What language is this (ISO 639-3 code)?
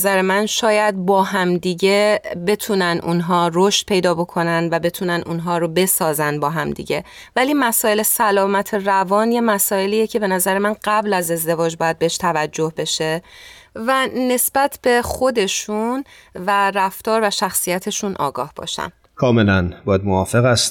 fas